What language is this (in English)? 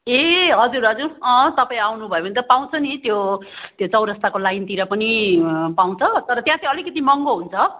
Nepali